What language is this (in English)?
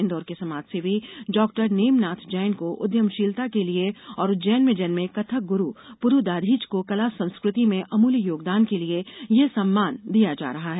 Hindi